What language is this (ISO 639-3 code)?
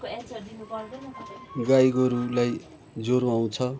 nep